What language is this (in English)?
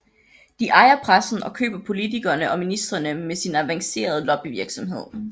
Danish